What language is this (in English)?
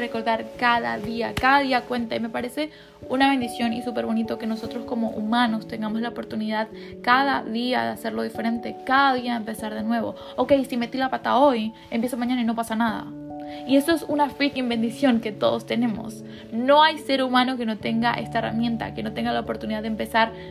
Spanish